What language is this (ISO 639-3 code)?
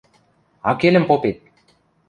mrj